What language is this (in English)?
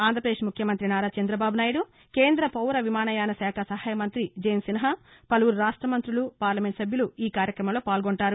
Telugu